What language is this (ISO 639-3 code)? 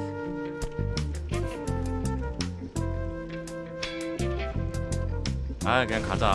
kor